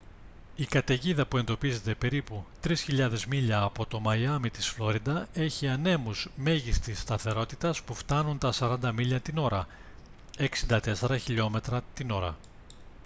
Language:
Greek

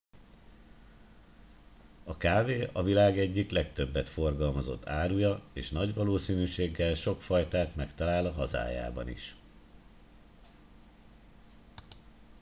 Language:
Hungarian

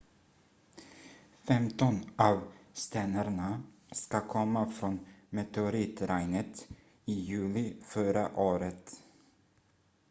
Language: Swedish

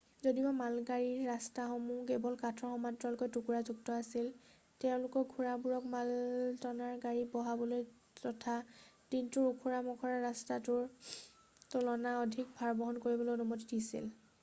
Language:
Assamese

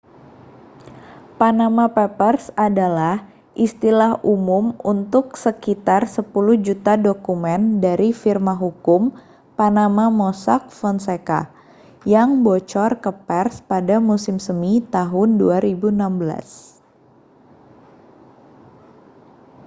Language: Indonesian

